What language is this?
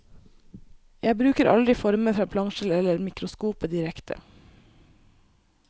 Norwegian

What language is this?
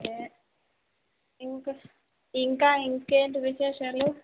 Telugu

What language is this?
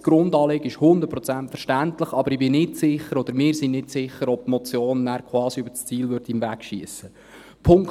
Swiss German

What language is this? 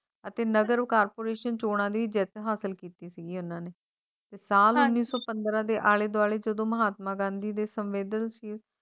Punjabi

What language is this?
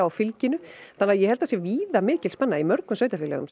Icelandic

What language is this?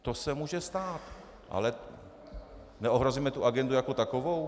Czech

